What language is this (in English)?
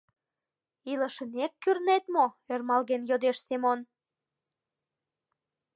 Mari